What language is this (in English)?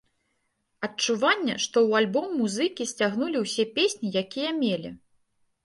Belarusian